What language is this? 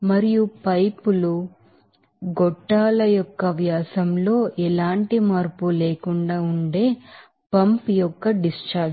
Telugu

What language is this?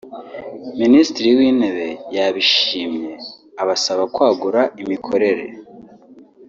Kinyarwanda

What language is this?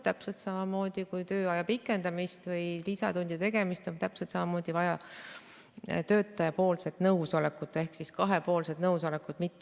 Estonian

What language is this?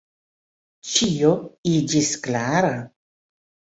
Esperanto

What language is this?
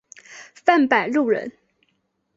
Chinese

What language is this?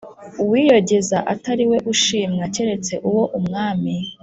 Kinyarwanda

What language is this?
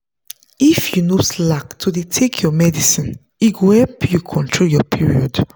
Nigerian Pidgin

